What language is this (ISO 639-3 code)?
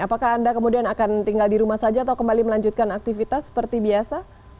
ind